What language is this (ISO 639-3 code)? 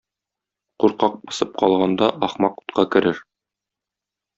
tat